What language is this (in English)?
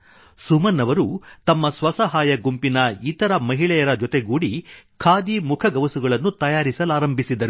Kannada